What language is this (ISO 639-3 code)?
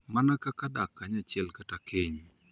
luo